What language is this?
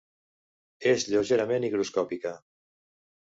Catalan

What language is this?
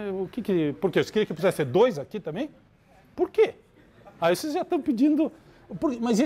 Portuguese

